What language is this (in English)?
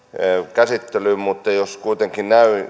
Finnish